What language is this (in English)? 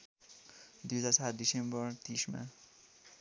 Nepali